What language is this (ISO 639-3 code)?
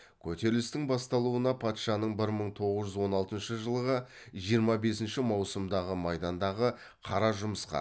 kaz